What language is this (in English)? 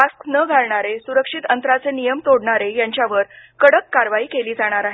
Marathi